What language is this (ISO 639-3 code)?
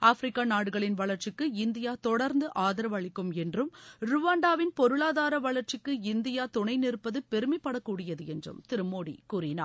tam